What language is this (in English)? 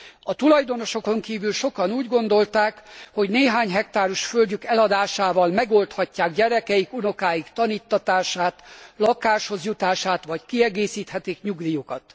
Hungarian